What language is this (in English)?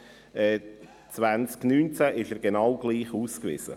Swiss German